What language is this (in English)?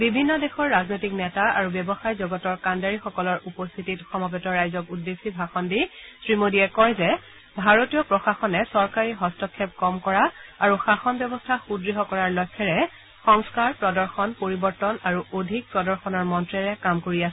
Assamese